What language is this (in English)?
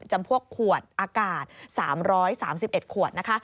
Thai